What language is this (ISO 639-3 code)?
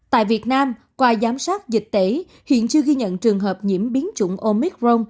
vie